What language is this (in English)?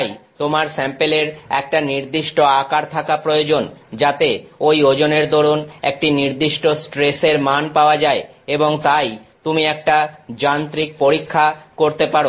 Bangla